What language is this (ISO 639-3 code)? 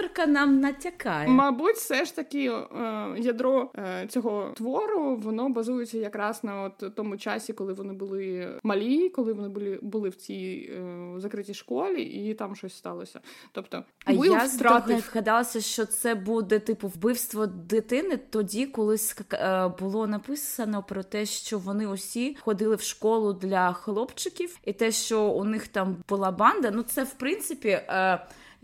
ukr